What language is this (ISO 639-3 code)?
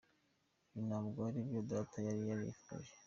kin